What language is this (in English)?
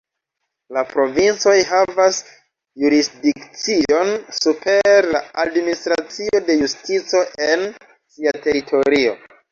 Esperanto